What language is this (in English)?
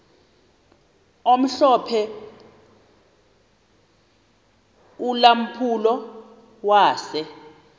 Xhosa